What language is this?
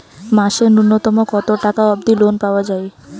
Bangla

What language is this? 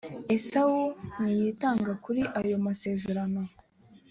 Kinyarwanda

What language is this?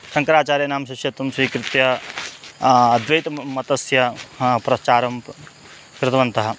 Sanskrit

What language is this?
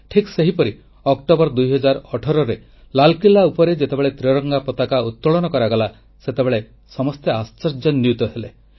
Odia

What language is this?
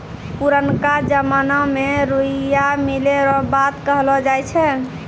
Maithili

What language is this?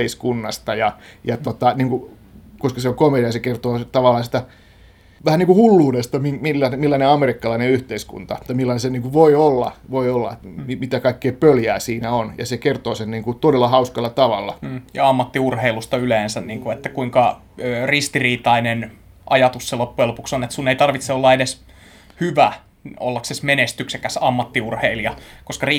Finnish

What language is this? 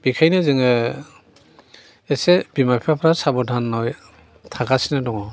Bodo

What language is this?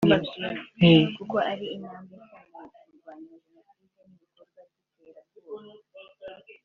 Kinyarwanda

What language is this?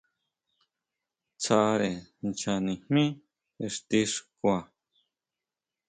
Huautla Mazatec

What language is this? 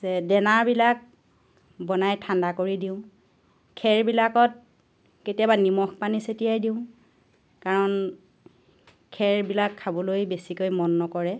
Assamese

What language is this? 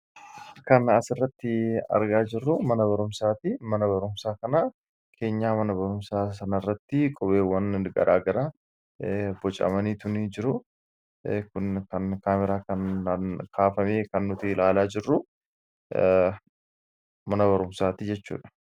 Oromo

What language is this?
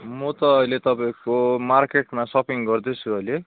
Nepali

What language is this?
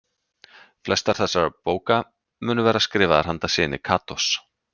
Icelandic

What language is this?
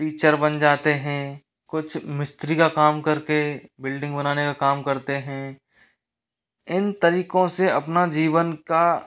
Hindi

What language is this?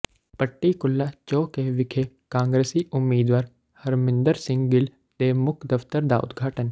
Punjabi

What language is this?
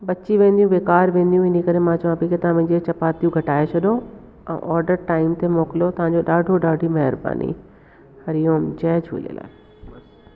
Sindhi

